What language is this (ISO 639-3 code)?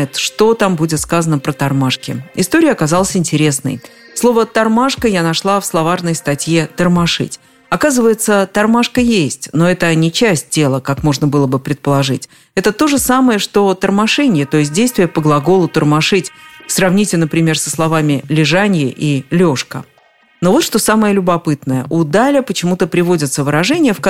rus